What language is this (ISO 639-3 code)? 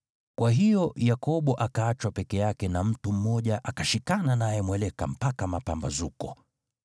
swa